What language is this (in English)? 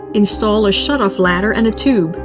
English